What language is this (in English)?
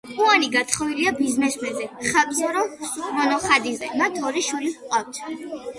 Georgian